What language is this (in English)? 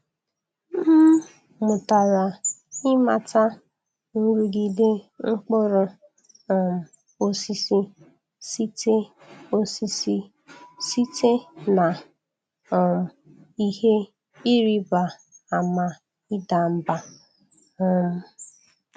Igbo